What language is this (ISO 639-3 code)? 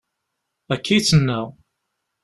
kab